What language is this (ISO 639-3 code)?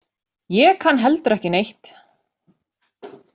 isl